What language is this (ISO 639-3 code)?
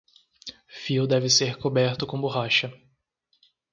por